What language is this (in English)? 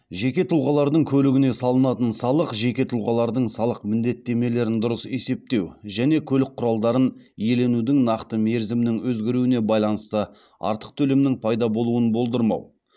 Kazakh